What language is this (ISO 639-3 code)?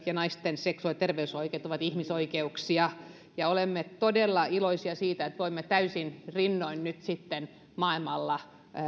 fin